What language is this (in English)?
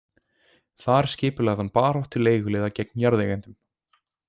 Icelandic